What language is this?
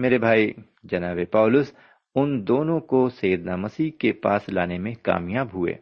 Urdu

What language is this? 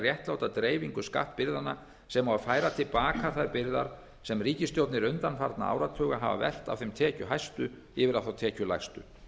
Icelandic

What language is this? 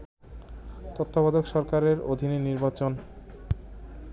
Bangla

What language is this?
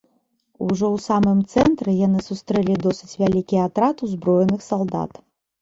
Belarusian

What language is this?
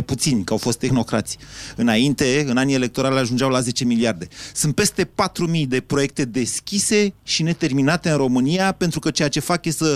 Romanian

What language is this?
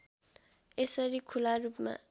Nepali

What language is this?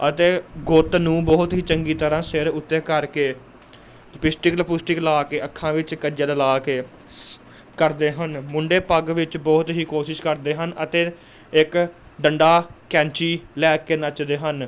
Punjabi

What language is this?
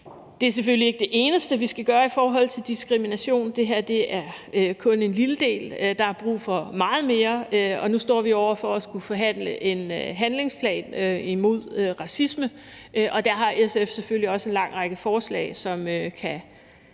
Danish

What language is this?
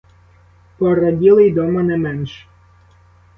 Ukrainian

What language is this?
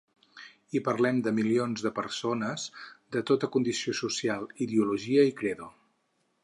Catalan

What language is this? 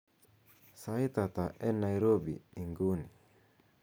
Kalenjin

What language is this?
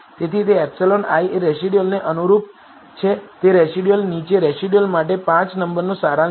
Gujarati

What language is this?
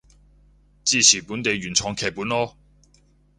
Cantonese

